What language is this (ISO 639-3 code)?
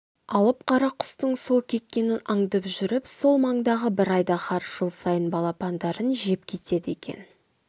kaz